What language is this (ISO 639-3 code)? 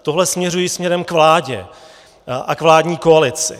ces